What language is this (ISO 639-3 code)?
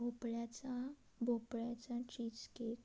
mar